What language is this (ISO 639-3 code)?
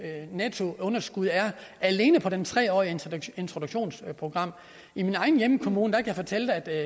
dan